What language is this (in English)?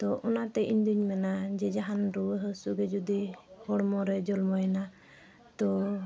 Santali